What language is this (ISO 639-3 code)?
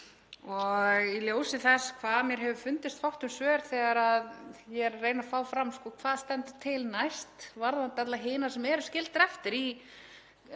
isl